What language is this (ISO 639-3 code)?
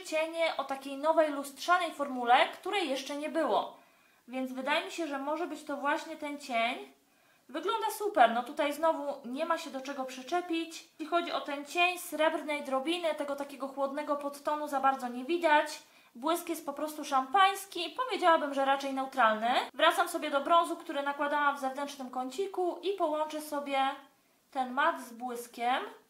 pol